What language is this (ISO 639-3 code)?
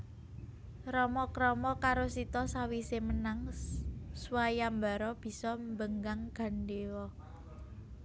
jav